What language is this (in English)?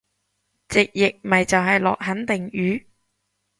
Cantonese